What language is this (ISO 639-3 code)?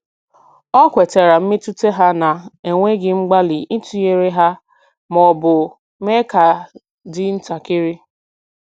ibo